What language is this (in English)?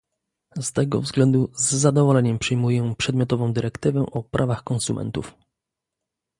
Polish